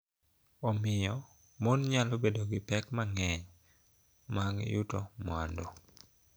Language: Luo (Kenya and Tanzania)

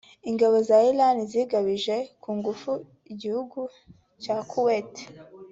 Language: Kinyarwanda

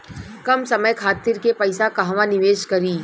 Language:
Bhojpuri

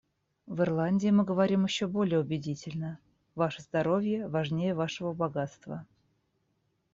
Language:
Russian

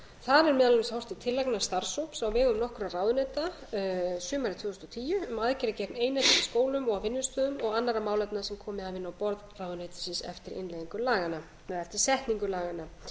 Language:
Icelandic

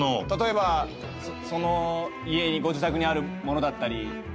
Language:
Japanese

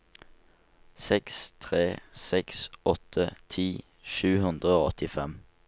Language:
Norwegian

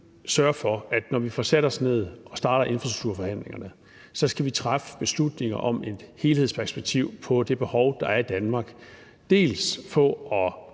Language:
Danish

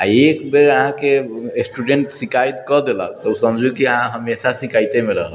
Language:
Maithili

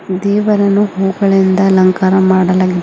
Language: Kannada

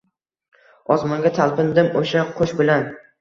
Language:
Uzbek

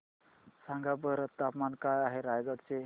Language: Marathi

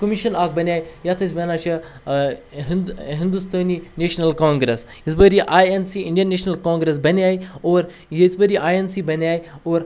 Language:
Kashmiri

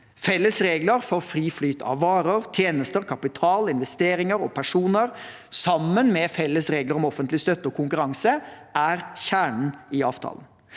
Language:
Norwegian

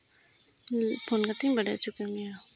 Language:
Santali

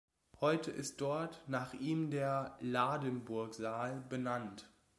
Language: German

